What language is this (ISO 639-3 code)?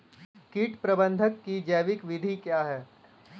hin